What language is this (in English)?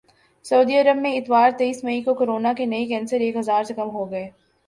Urdu